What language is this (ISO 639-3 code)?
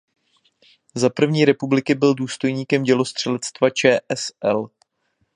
ces